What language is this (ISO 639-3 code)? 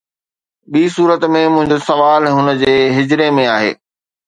snd